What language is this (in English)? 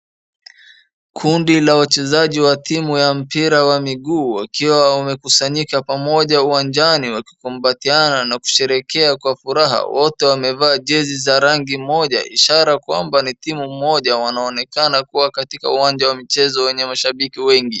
Swahili